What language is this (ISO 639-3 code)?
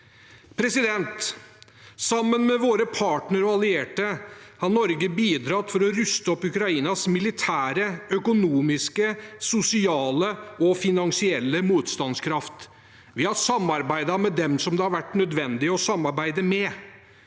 nor